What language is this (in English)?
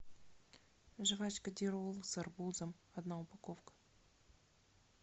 Russian